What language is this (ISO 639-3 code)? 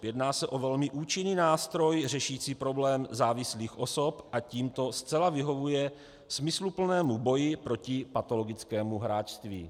ces